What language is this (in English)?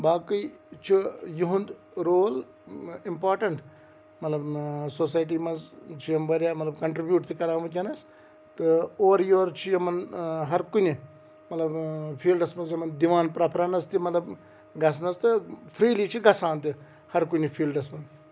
Kashmiri